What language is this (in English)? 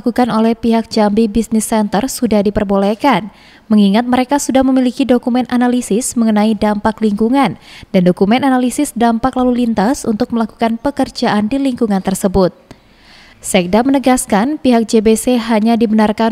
Indonesian